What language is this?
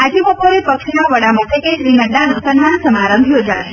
Gujarati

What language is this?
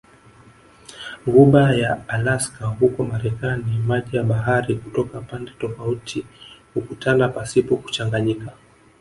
Swahili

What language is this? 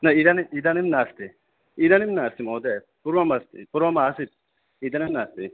Sanskrit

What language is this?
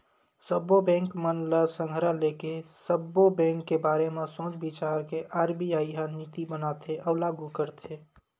Chhattisgarhi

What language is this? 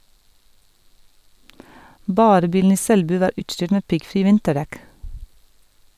Norwegian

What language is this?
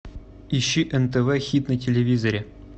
Russian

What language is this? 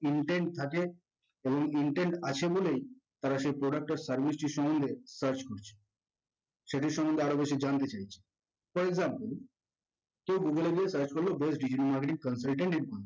Bangla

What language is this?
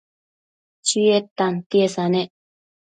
Matsés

